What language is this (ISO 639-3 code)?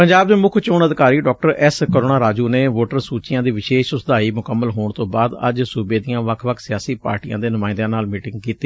pan